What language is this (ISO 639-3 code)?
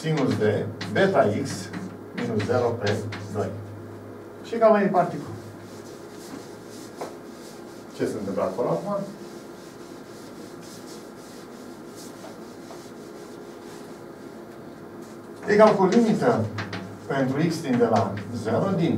ron